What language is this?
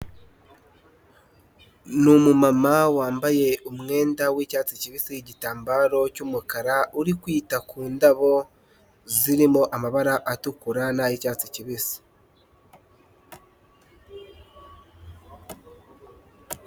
Kinyarwanda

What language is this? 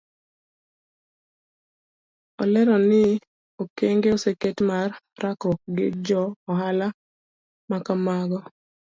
Luo (Kenya and Tanzania)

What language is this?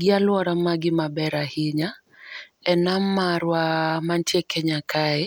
Luo (Kenya and Tanzania)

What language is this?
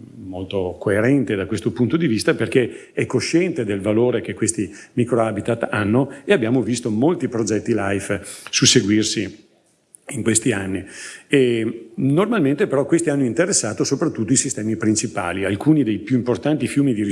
Italian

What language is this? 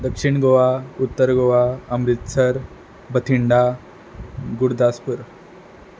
Konkani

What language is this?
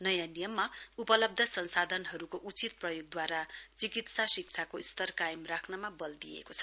Nepali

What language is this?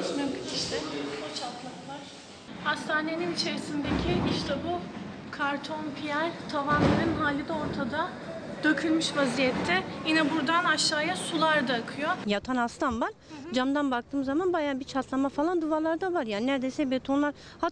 Turkish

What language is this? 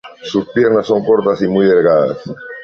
Spanish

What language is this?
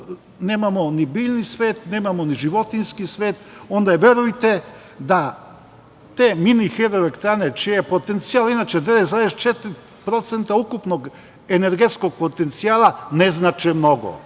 Serbian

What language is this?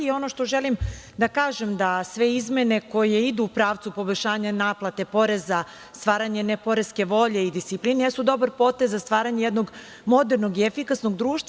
Serbian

